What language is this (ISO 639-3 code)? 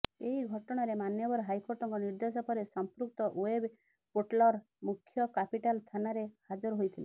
ori